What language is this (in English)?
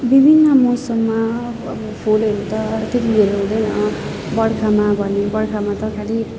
Nepali